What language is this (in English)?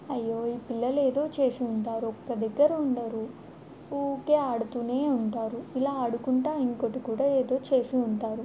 Telugu